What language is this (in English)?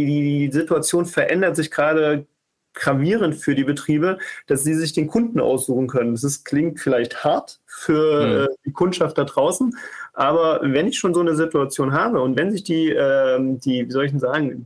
German